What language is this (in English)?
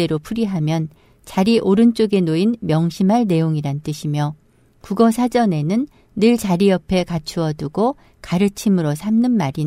Korean